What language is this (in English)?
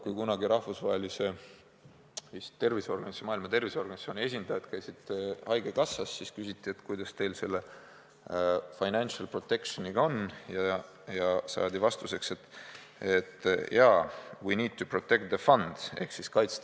Estonian